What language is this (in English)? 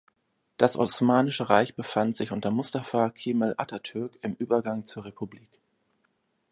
German